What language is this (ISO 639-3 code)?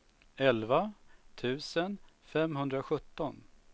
swe